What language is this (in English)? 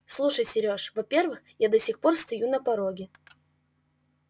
Russian